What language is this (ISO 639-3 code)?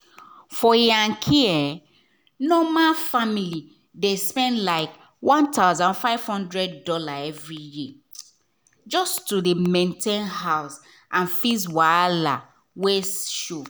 pcm